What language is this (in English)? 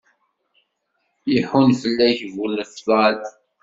Kabyle